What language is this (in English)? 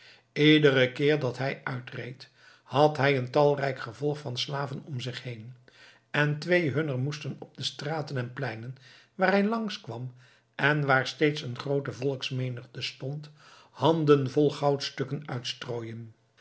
Dutch